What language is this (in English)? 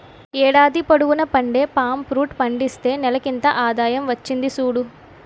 Telugu